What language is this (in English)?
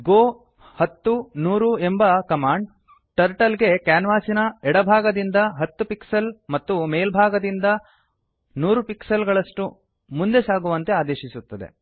Kannada